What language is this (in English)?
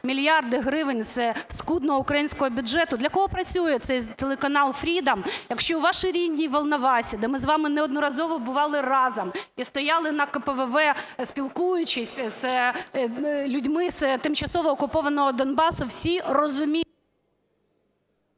Ukrainian